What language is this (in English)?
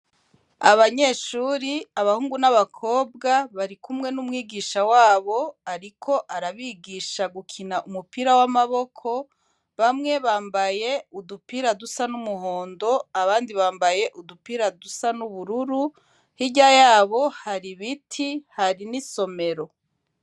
Rundi